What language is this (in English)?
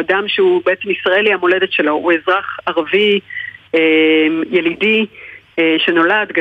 Hebrew